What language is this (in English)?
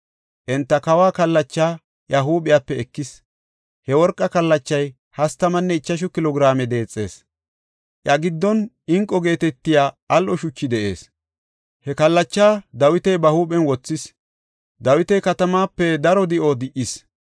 Gofa